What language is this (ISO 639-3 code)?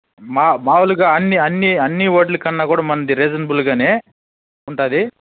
tel